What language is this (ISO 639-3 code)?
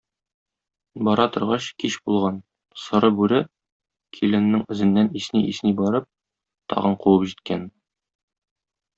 tat